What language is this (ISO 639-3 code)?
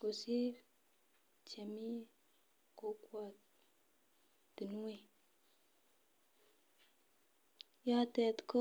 kln